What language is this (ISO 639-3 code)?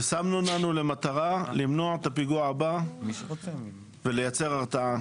heb